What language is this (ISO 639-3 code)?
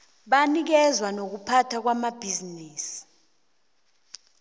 nbl